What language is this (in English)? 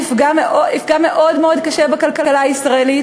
Hebrew